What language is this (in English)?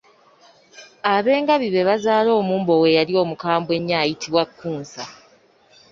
Ganda